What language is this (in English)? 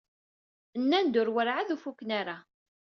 Kabyle